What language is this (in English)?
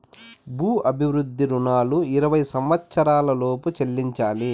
Telugu